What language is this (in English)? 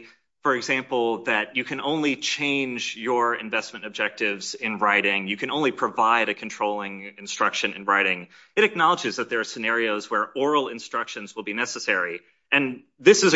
English